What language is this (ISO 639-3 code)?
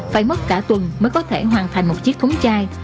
vie